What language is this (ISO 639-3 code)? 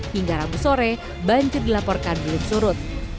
ind